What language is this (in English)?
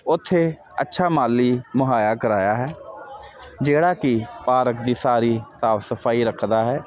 Punjabi